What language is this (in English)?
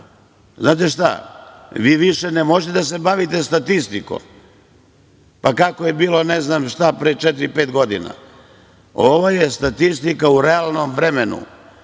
Serbian